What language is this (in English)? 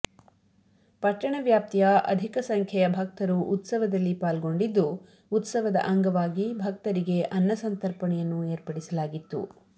Kannada